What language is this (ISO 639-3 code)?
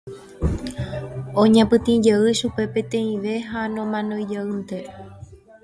grn